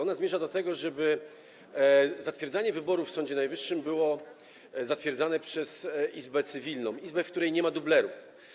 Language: Polish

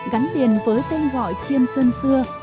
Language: Vietnamese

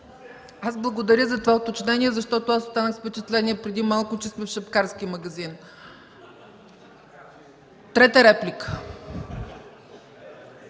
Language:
Bulgarian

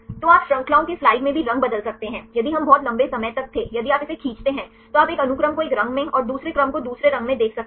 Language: Hindi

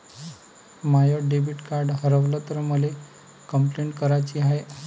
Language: Marathi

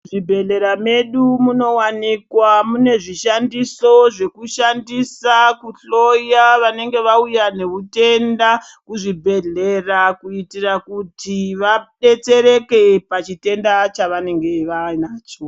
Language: Ndau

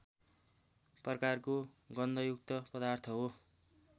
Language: Nepali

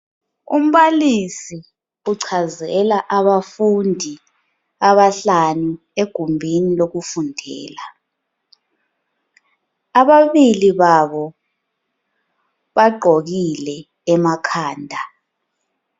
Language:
North Ndebele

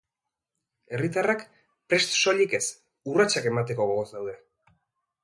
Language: Basque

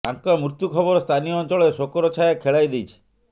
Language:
Odia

